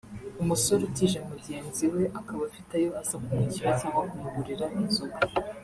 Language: Kinyarwanda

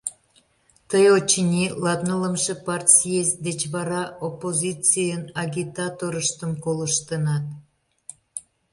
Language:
Mari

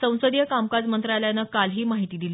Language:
Marathi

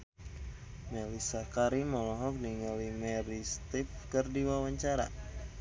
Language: Sundanese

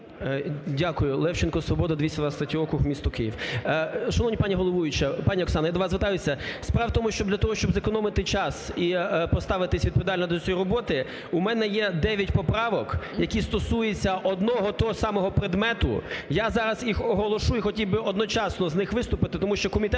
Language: Ukrainian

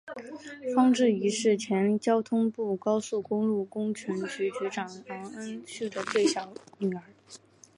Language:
Chinese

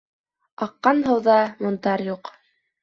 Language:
Bashkir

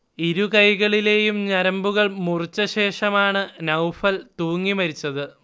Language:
Malayalam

